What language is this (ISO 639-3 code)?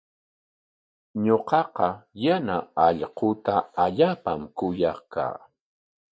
qwa